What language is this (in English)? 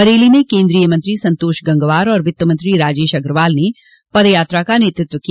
Hindi